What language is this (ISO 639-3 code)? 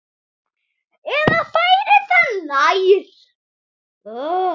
isl